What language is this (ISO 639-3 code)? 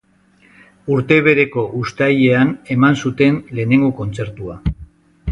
eus